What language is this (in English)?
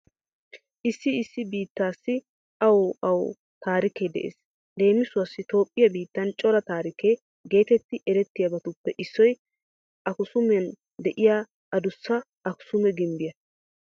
Wolaytta